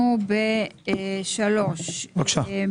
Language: Hebrew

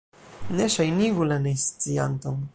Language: Esperanto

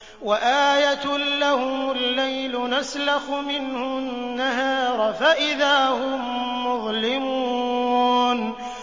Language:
Arabic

